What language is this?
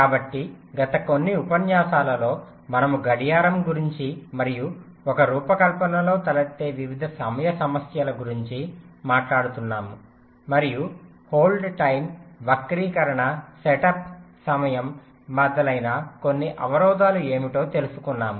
Telugu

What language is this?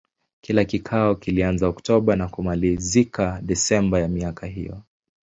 Swahili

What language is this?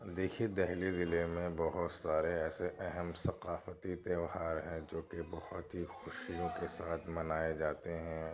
Urdu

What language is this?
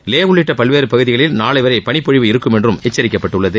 Tamil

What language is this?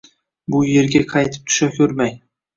Uzbek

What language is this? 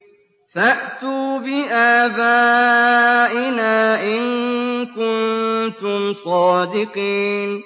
Arabic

